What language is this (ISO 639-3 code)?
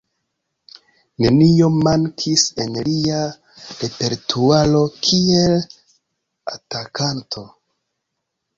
epo